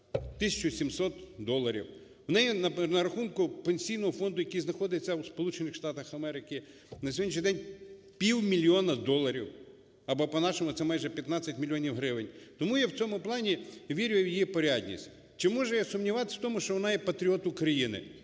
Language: Ukrainian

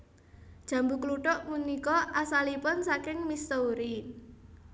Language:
Javanese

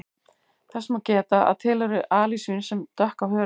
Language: Icelandic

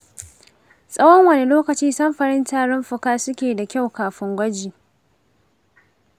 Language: Hausa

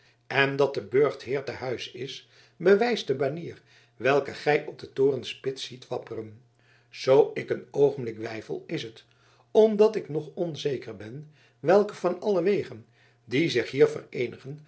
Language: Dutch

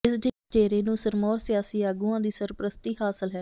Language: Punjabi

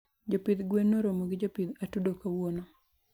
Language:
Luo (Kenya and Tanzania)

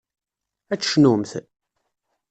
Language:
Kabyle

